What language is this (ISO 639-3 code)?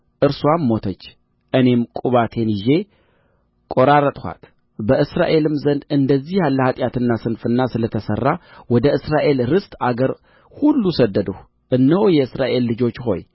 amh